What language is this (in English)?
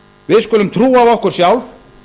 Icelandic